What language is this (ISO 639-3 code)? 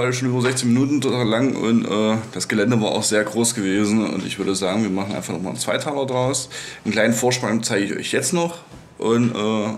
deu